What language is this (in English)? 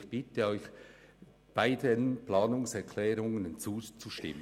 Swiss German